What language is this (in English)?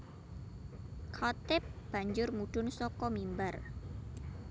Javanese